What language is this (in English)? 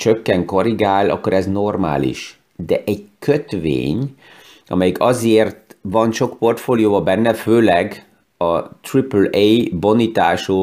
Hungarian